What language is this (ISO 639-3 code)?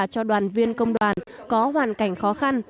vie